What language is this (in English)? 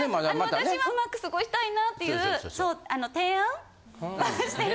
Japanese